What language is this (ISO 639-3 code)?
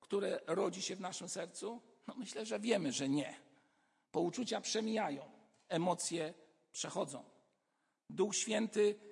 pol